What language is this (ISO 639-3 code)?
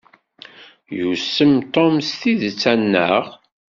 kab